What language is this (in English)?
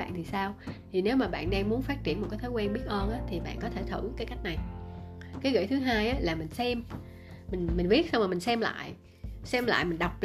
Vietnamese